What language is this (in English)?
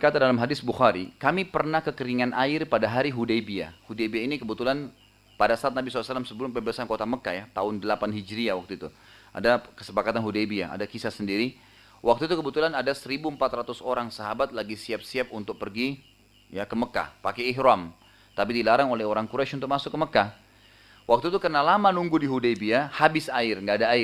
Indonesian